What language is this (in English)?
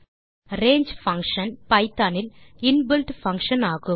Tamil